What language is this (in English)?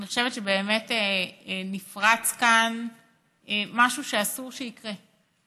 Hebrew